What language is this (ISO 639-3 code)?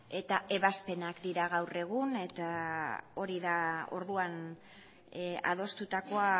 eus